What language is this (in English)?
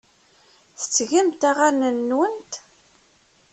Kabyle